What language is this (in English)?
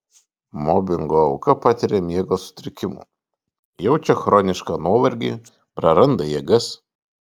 Lithuanian